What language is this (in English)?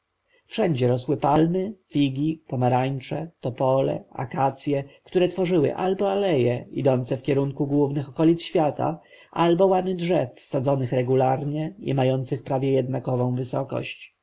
Polish